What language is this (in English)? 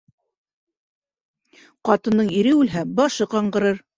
Bashkir